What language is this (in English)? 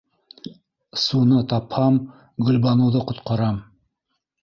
Bashkir